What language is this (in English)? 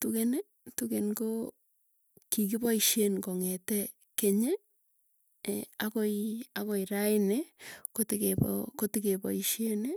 Tugen